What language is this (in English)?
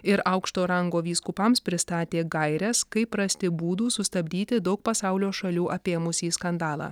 Lithuanian